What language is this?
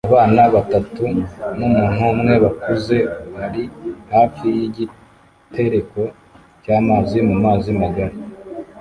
Kinyarwanda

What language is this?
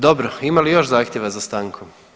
Croatian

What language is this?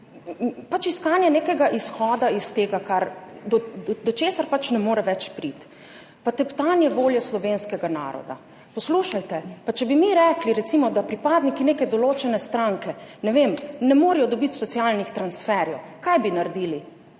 Slovenian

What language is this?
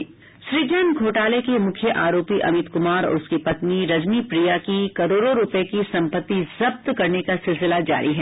Hindi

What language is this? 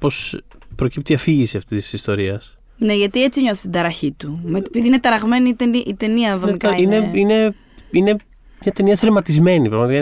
Greek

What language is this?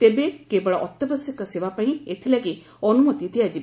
Odia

